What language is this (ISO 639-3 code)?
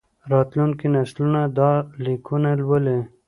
pus